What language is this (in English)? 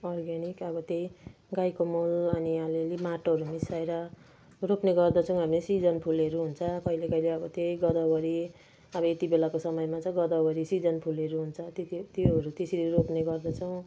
Nepali